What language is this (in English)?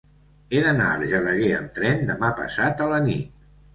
Catalan